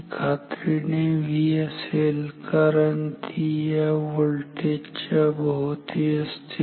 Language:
Marathi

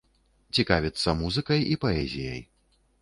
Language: Belarusian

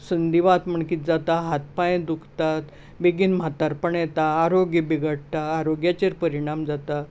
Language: Konkani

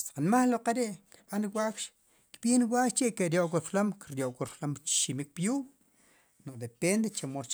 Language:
Sipacapense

